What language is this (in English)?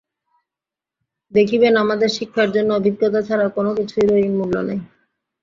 Bangla